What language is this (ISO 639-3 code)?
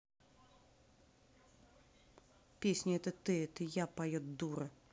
rus